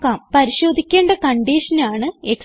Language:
Malayalam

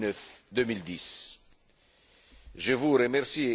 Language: French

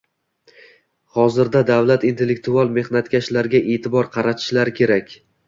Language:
Uzbek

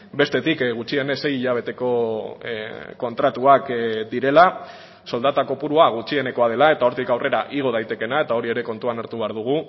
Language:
Basque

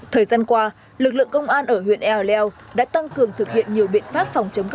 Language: Vietnamese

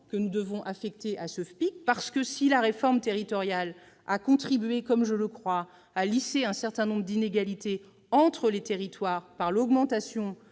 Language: French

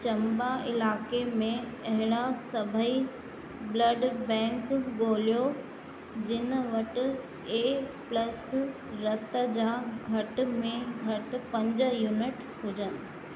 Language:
Sindhi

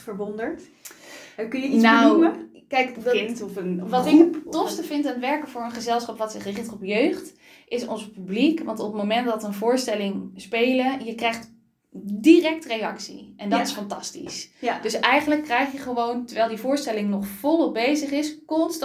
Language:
Dutch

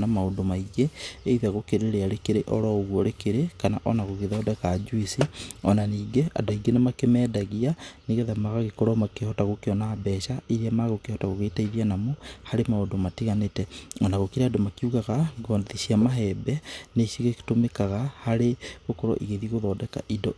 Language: Kikuyu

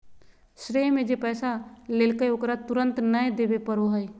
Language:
Magahi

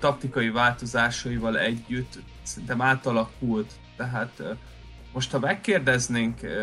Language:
Hungarian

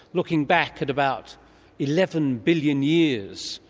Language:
English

